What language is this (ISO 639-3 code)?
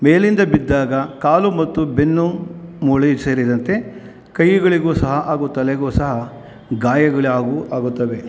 kan